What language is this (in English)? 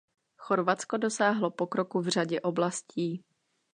Czech